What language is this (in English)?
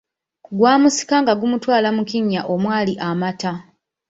Ganda